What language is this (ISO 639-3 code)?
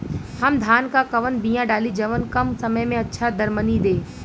bho